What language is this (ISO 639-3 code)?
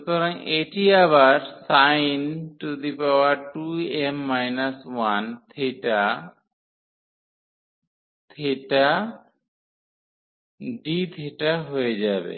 ben